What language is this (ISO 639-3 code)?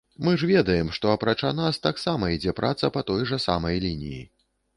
bel